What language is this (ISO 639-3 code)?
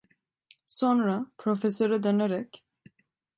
tur